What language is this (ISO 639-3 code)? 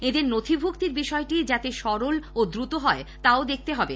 ben